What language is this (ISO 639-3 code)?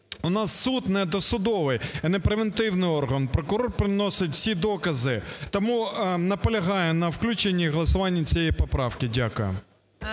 ukr